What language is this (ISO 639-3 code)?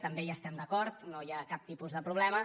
cat